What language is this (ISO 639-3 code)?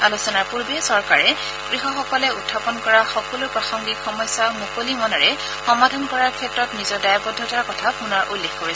asm